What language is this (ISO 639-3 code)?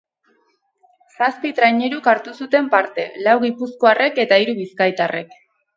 eus